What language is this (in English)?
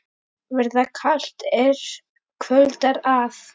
Icelandic